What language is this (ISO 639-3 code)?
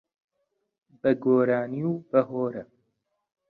ckb